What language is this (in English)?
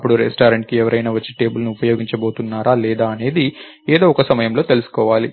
Telugu